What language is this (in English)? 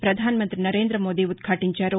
Telugu